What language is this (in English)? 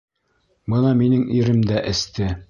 Bashkir